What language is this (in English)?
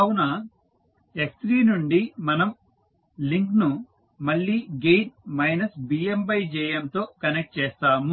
Telugu